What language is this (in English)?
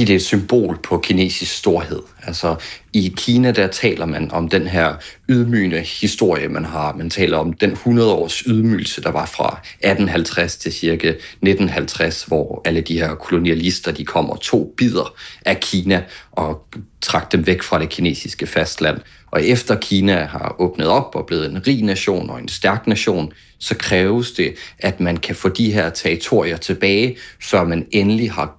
Danish